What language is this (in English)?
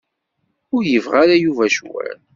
Kabyle